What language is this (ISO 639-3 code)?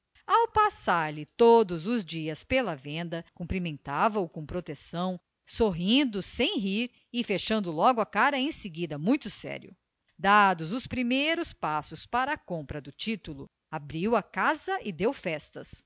por